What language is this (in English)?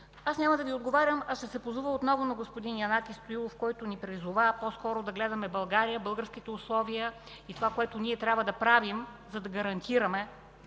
Bulgarian